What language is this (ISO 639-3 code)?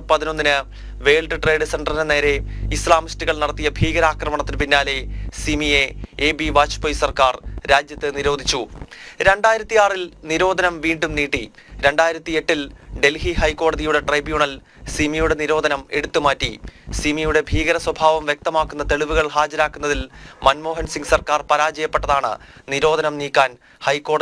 mal